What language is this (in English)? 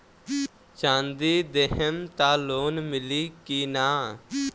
Bhojpuri